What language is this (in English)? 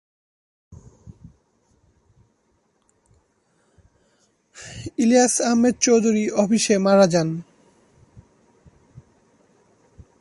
Bangla